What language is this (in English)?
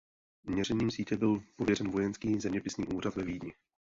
Czech